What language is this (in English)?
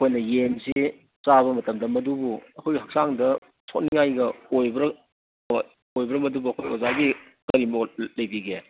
Manipuri